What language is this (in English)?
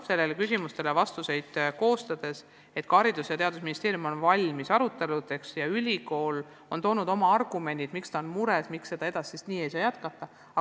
Estonian